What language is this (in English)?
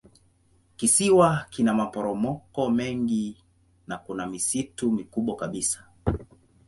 Swahili